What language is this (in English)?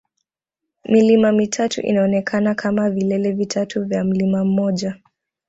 Swahili